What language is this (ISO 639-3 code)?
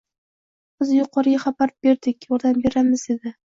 uzb